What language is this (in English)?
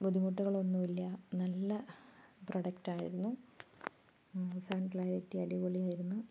Malayalam